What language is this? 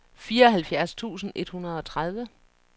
Danish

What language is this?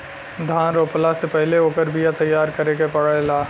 Bhojpuri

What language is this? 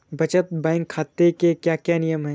Hindi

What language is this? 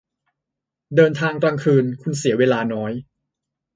Thai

